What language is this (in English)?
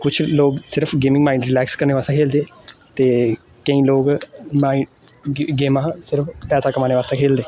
Dogri